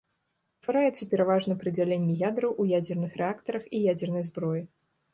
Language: Belarusian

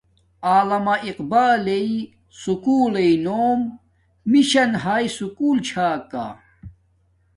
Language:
Domaaki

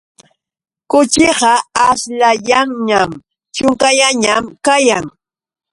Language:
Yauyos Quechua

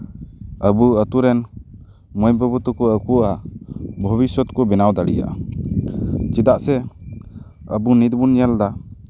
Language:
Santali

